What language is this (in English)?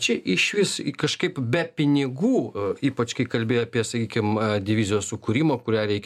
Lithuanian